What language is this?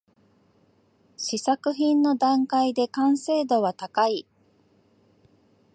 Japanese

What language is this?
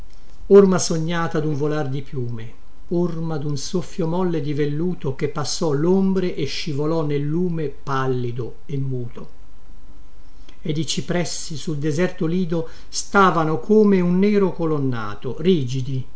Italian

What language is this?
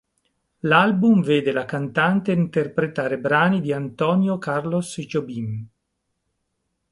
Italian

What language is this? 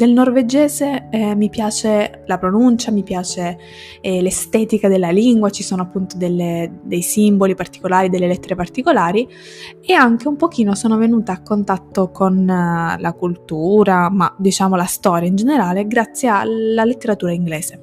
Italian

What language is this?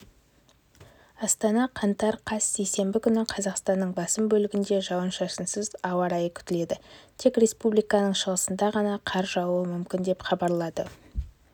Kazakh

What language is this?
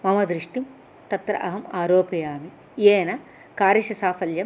Sanskrit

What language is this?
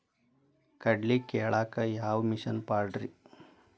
Kannada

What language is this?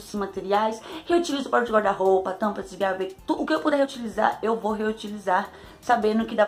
Portuguese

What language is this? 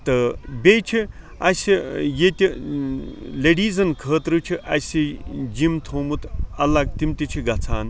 Kashmiri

